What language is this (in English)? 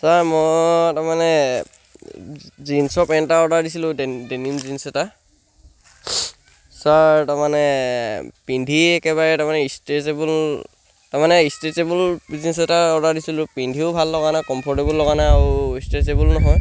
Assamese